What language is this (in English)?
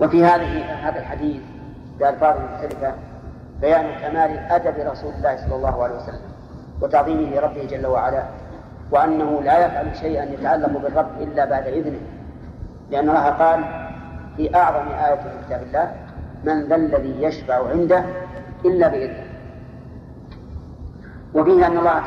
Arabic